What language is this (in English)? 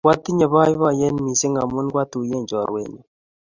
Kalenjin